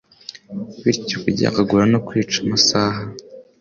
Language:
Kinyarwanda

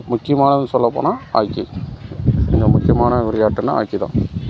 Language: Tamil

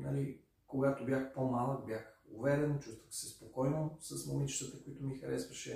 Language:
Bulgarian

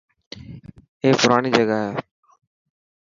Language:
Dhatki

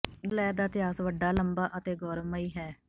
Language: Punjabi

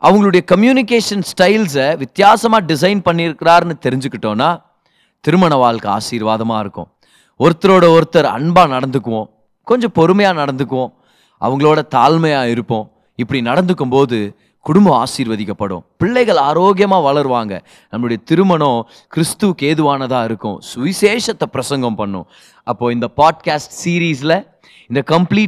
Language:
Tamil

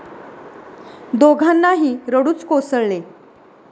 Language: Marathi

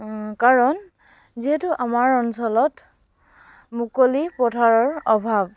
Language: Assamese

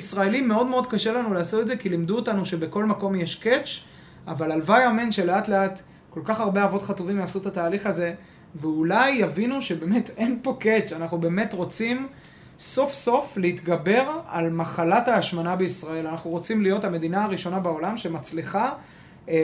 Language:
Hebrew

